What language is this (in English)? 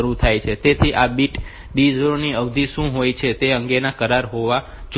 Gujarati